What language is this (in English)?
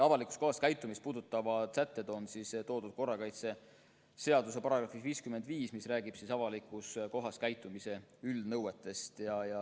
Estonian